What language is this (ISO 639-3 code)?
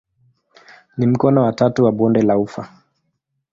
swa